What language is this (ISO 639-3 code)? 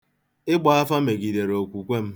ibo